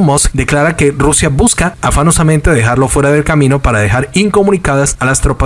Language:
Spanish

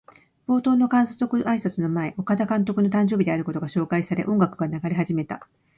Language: Japanese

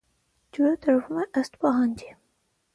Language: Armenian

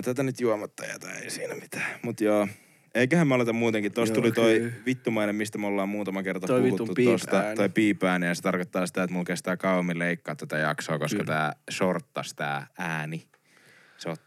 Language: Finnish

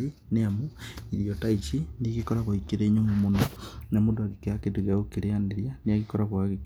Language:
Kikuyu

